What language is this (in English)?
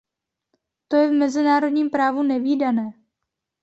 Czech